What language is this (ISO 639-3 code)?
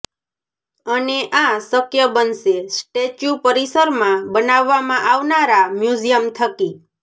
guj